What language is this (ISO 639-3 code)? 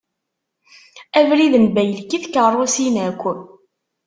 kab